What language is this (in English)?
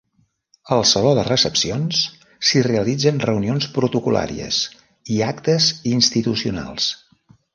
Catalan